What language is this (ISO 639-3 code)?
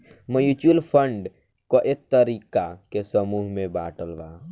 bho